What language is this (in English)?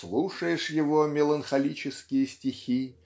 Russian